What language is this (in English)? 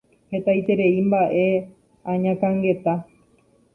Guarani